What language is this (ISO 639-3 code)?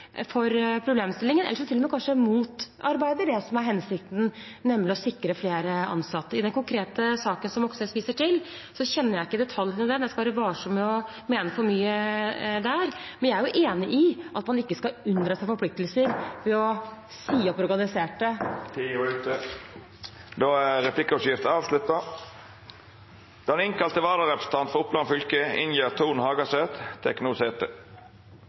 nor